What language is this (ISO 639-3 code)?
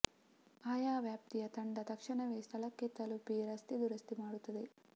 kan